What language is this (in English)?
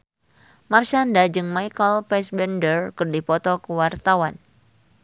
Sundanese